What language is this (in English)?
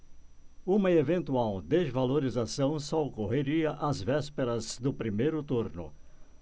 Portuguese